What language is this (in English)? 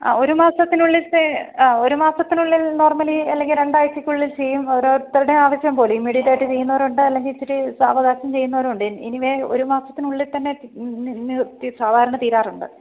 Malayalam